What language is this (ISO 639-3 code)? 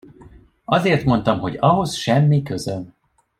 hun